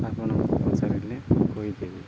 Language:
Odia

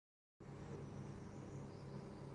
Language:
Urdu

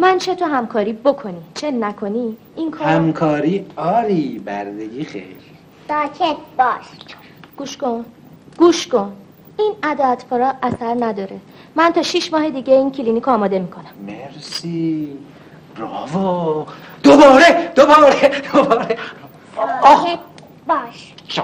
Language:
Persian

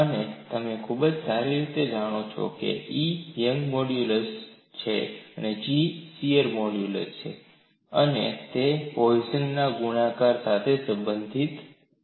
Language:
Gujarati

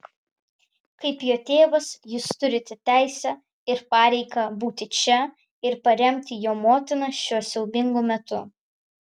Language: Lithuanian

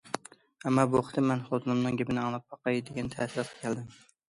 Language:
Uyghur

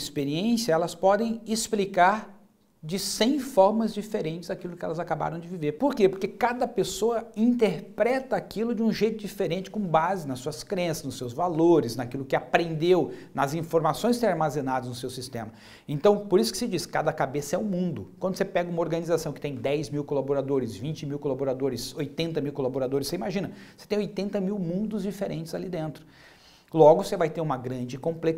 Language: Portuguese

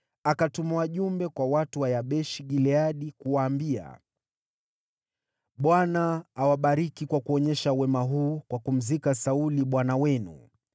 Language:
Swahili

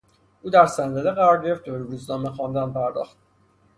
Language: Persian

